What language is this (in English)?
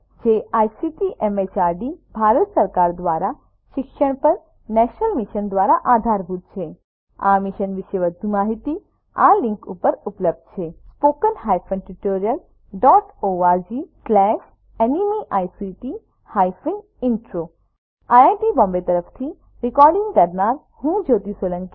Gujarati